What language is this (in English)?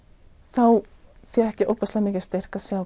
Icelandic